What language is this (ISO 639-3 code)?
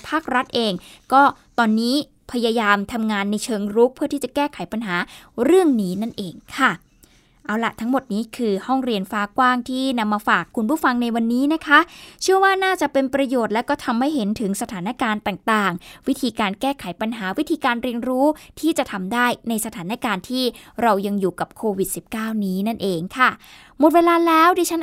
tha